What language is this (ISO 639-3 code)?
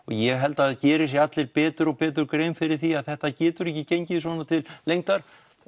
isl